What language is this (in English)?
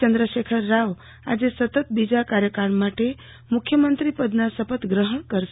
Gujarati